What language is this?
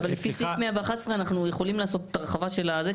Hebrew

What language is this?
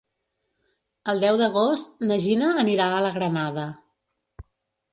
Catalan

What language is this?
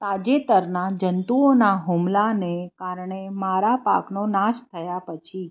Gujarati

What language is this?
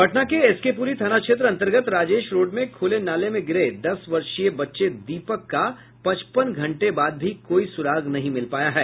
Hindi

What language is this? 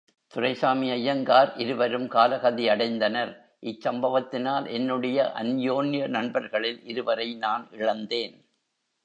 Tamil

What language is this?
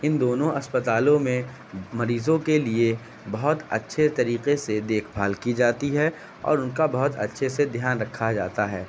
Urdu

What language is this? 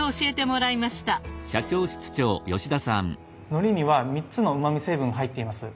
Japanese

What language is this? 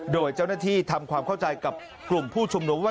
Thai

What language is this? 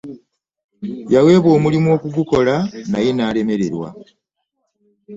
Ganda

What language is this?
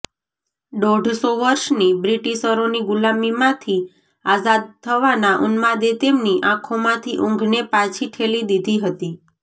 Gujarati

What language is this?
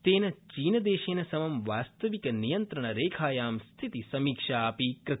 Sanskrit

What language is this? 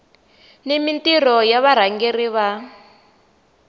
Tsonga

